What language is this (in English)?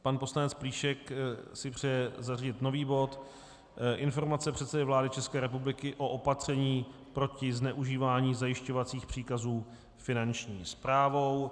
Czech